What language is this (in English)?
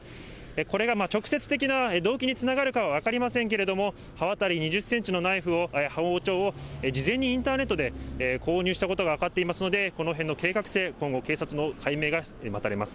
Japanese